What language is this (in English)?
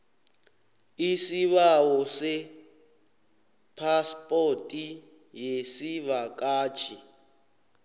South Ndebele